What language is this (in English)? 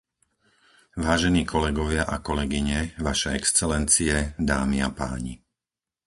Slovak